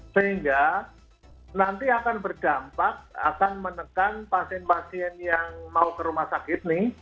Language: Indonesian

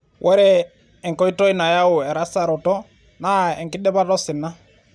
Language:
Masai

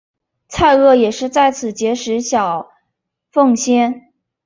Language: Chinese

